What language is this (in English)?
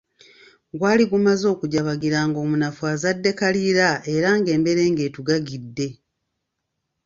Ganda